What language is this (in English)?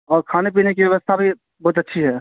Urdu